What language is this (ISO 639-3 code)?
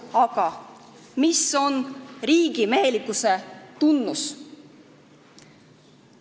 est